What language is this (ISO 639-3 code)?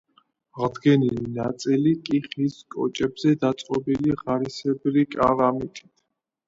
kat